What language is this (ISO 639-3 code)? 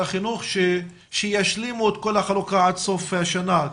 heb